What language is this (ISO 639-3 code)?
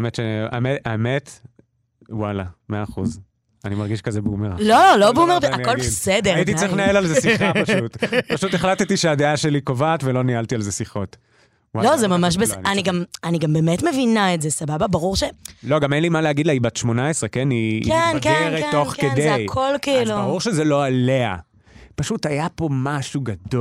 heb